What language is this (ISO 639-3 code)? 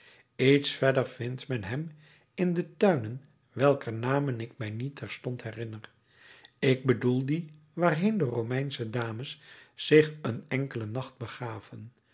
nld